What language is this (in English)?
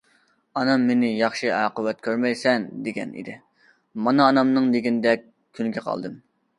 Uyghur